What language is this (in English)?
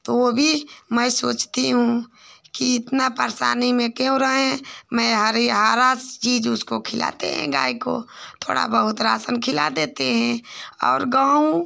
Hindi